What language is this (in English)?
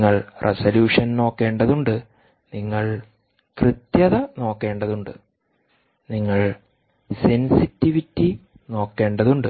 Malayalam